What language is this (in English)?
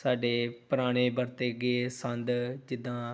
Punjabi